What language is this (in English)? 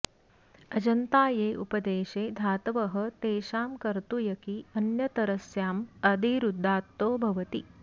Sanskrit